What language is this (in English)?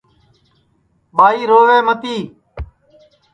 Sansi